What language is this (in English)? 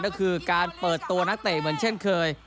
Thai